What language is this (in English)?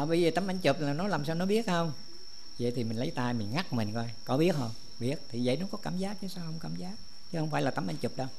Vietnamese